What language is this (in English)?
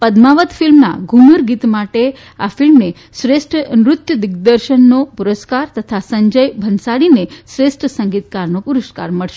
Gujarati